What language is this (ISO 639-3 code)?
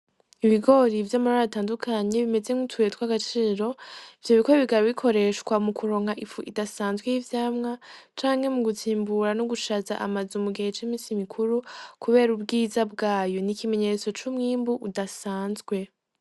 run